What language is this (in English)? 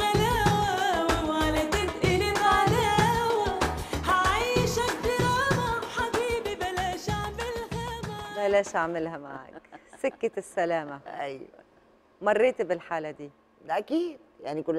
Arabic